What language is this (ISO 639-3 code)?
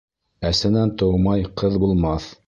bak